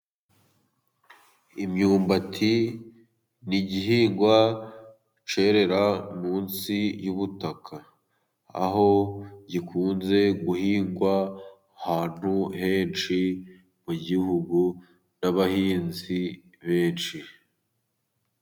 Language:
Kinyarwanda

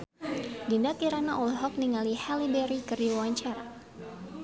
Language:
Sundanese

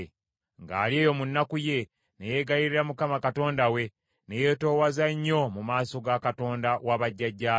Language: Ganda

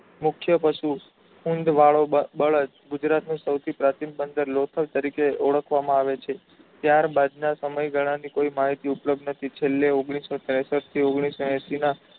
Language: Gujarati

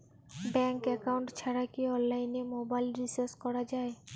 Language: Bangla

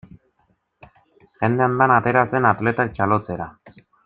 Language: Basque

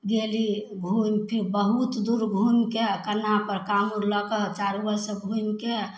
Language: Maithili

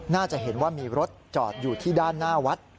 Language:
Thai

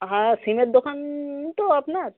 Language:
Bangla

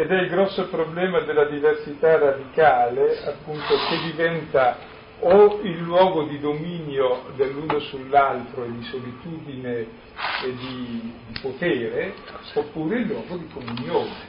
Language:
Italian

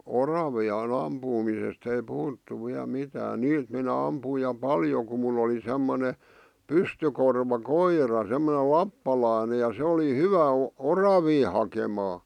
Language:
Finnish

